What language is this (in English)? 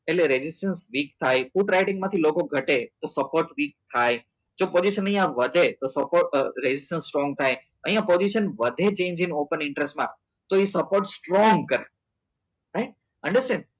Gujarati